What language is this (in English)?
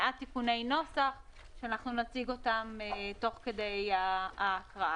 Hebrew